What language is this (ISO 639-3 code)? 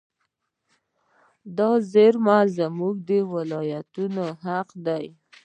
pus